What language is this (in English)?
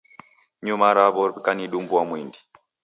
Taita